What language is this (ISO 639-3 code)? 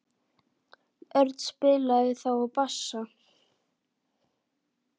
isl